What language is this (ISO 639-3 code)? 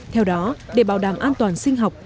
vie